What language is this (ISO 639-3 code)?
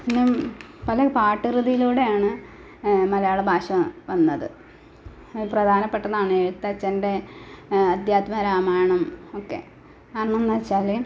mal